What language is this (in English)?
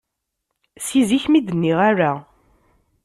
Kabyle